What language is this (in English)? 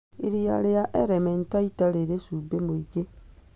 Kikuyu